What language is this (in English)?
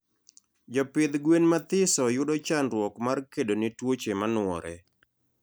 Luo (Kenya and Tanzania)